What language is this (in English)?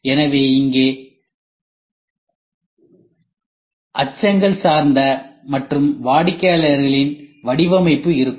Tamil